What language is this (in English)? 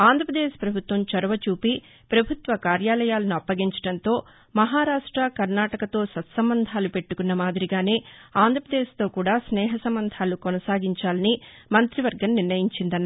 Telugu